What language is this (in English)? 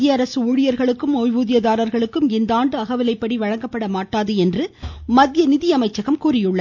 Tamil